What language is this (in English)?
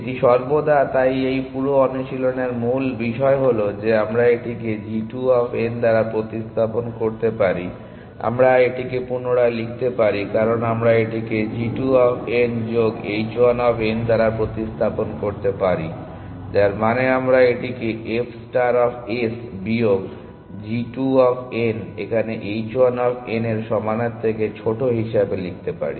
Bangla